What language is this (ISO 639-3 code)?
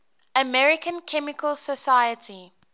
eng